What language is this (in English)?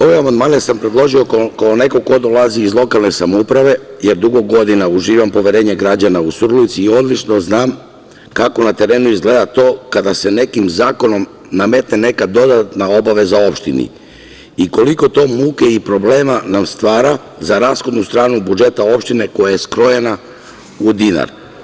Serbian